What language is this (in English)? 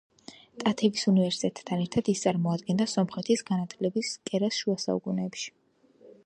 Georgian